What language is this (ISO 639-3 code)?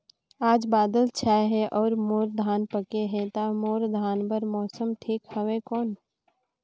hne